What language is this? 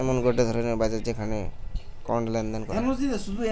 Bangla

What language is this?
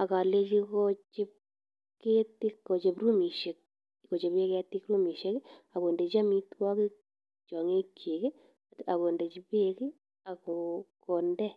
Kalenjin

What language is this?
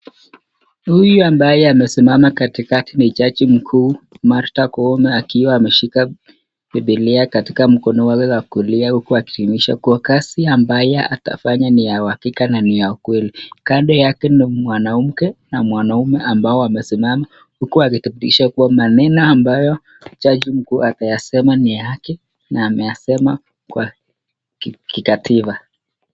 Swahili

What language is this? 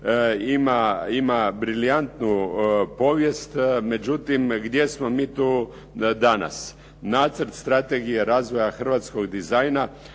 Croatian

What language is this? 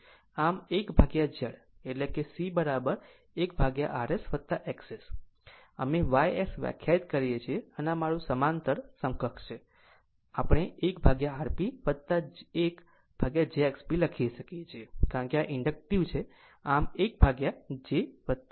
Gujarati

